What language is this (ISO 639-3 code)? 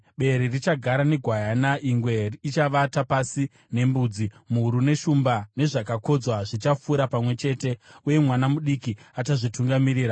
sna